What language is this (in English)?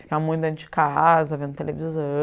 Portuguese